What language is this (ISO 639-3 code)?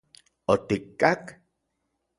ncx